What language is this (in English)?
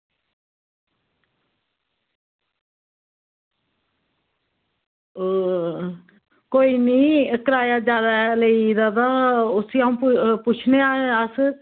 Dogri